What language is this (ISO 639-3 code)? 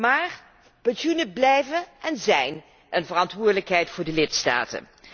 nld